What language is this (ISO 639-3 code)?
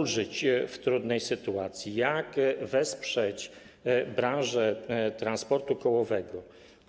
pol